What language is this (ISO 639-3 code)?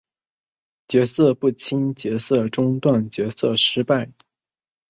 zho